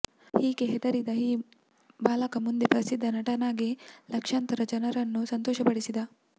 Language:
Kannada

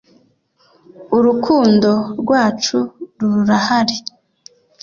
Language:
Kinyarwanda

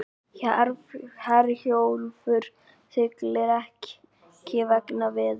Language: Icelandic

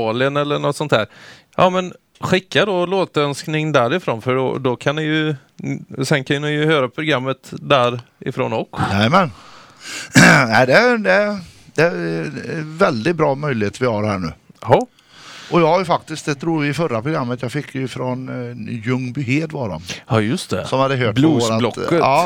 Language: Swedish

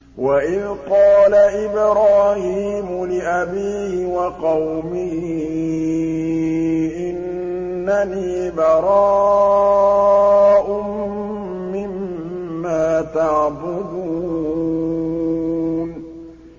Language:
Arabic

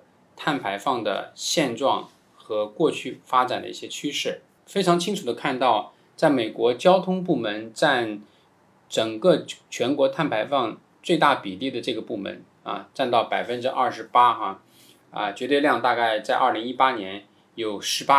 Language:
Chinese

